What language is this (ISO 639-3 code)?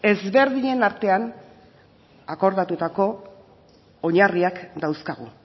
eus